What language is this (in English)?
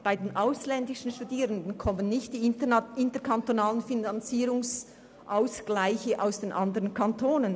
Swiss German